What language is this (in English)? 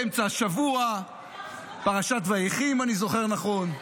Hebrew